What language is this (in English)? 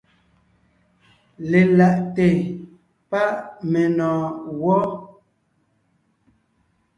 Ngiemboon